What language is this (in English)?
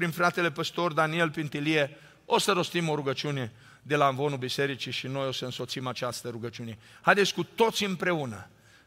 Romanian